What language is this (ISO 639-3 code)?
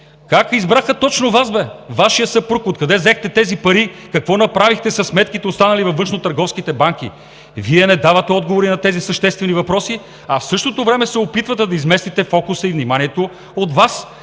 bul